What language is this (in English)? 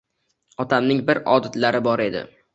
Uzbek